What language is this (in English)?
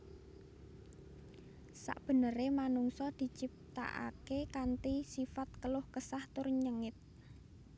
Javanese